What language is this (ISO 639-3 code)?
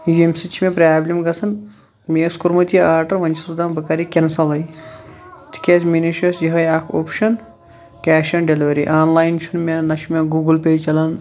kas